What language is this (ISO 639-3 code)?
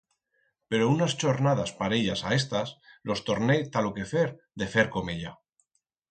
arg